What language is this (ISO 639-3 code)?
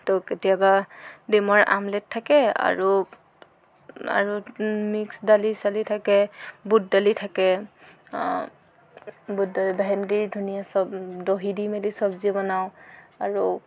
asm